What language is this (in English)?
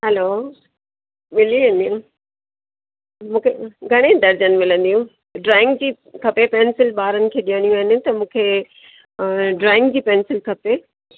Sindhi